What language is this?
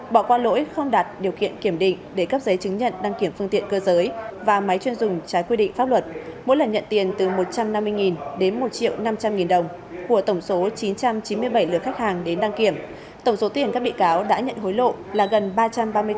Vietnamese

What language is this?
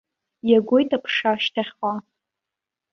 Abkhazian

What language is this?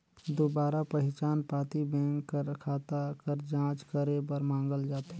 Chhattisgarhi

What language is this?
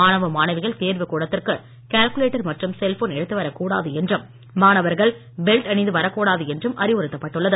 Tamil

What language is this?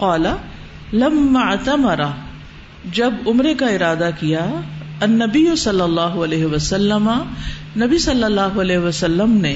Urdu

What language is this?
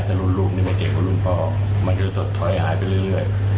Thai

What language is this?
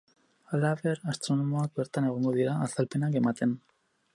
Basque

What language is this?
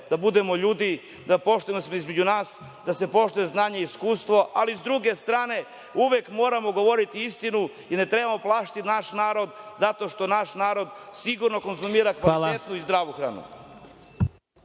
Serbian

